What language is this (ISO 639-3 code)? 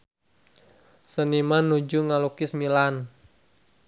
sun